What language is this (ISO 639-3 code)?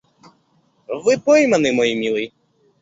rus